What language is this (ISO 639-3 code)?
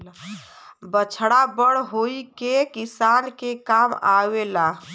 bho